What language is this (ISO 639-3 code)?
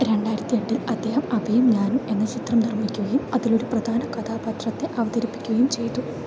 mal